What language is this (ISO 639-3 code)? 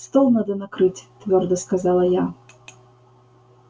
rus